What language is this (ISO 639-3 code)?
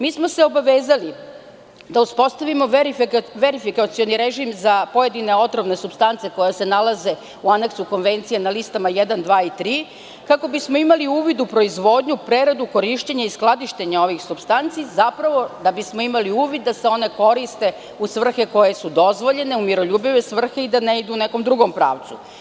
srp